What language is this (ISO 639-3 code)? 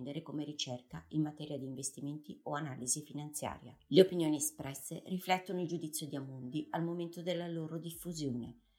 ita